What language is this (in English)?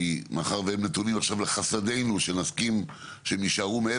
Hebrew